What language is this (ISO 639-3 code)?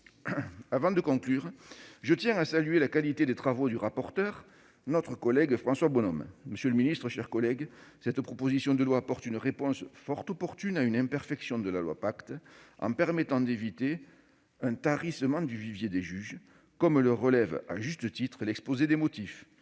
fra